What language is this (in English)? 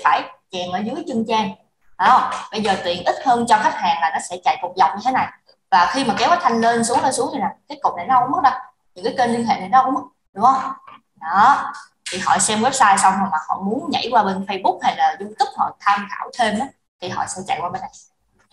Vietnamese